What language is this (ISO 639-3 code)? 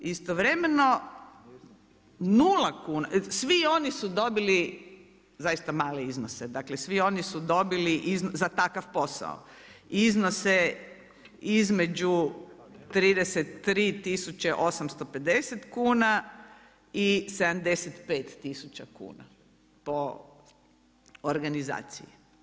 hrv